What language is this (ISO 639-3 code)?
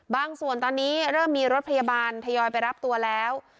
tha